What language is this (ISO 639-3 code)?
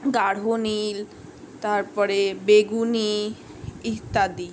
ben